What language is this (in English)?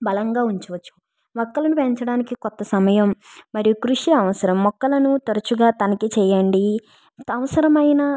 Telugu